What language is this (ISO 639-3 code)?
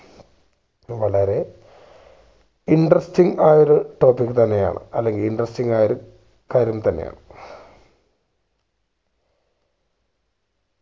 mal